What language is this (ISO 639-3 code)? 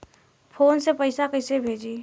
bho